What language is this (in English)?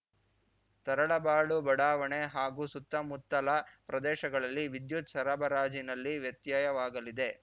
Kannada